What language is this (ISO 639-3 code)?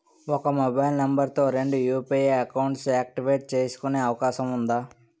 tel